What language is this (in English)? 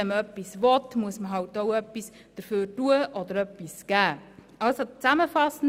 Swiss German